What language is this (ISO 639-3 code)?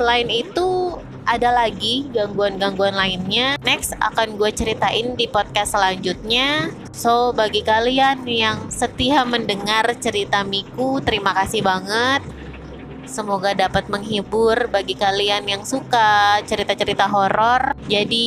ind